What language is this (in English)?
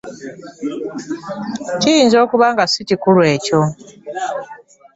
Ganda